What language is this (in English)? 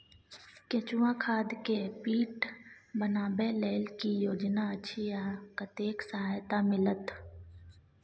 Maithili